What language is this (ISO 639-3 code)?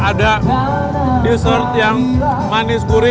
ind